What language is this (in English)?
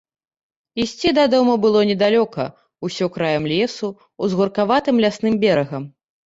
Belarusian